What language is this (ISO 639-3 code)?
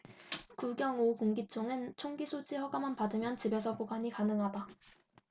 kor